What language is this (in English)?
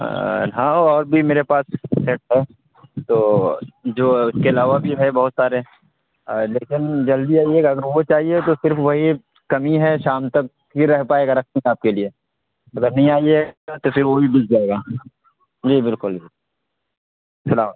Urdu